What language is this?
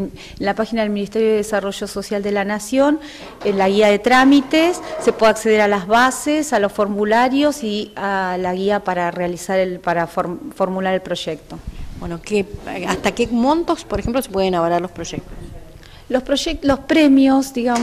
Spanish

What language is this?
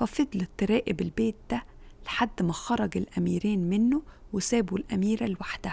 Arabic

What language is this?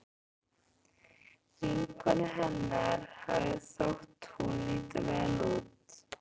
Icelandic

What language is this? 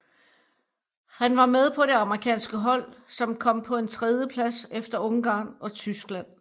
Danish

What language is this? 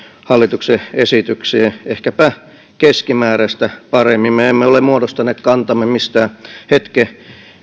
Finnish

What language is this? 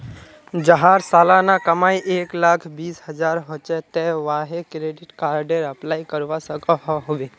Magahi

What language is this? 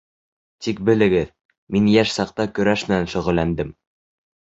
Bashkir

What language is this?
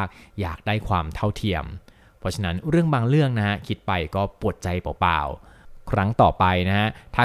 Thai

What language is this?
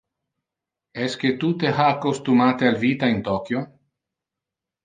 Interlingua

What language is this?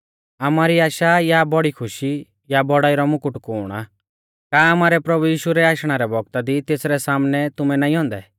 Mahasu Pahari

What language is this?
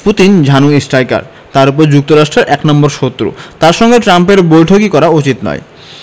Bangla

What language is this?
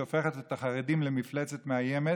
Hebrew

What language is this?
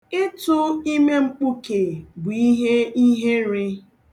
Igbo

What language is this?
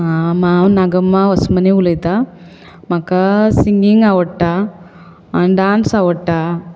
Konkani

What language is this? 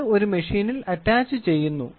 Malayalam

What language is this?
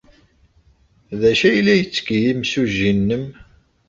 Kabyle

